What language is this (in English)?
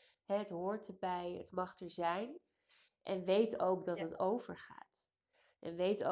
Dutch